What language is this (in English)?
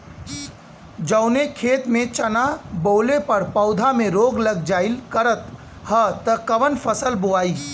Bhojpuri